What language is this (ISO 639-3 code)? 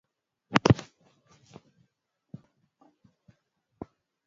swa